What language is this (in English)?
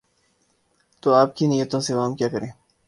Urdu